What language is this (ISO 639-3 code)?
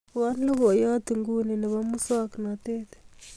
kln